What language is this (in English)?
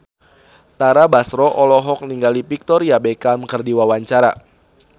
Sundanese